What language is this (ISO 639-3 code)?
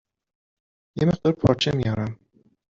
fas